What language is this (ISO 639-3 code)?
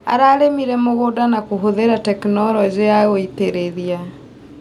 kik